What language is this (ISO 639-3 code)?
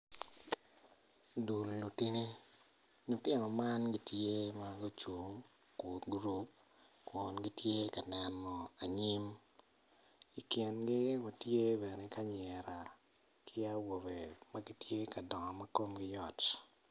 ach